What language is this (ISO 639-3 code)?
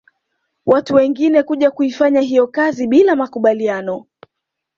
swa